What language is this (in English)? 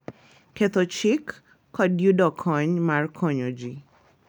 Luo (Kenya and Tanzania)